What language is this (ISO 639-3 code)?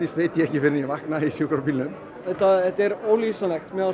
isl